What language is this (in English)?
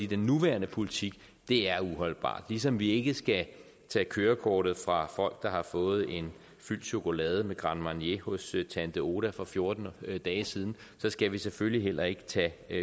Danish